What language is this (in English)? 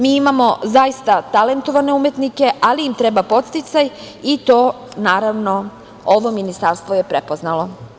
Serbian